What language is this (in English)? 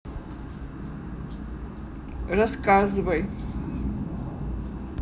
Russian